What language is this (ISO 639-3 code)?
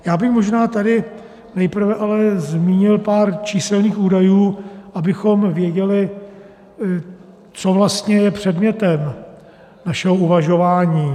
ces